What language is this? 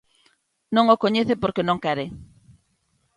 Galician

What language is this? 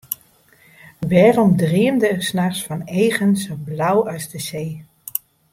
Western Frisian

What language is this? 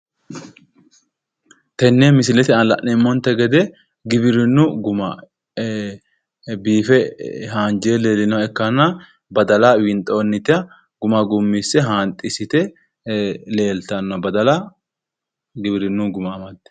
Sidamo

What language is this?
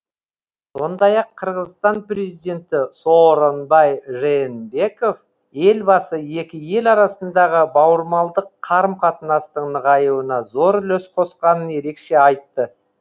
Kazakh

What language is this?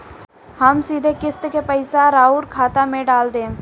Bhojpuri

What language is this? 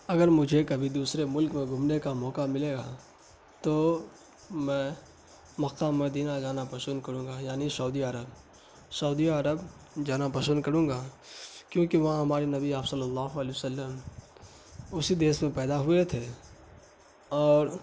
Urdu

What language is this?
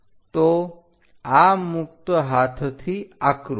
Gujarati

